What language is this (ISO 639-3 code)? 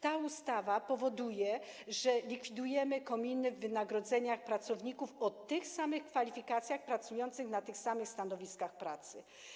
pol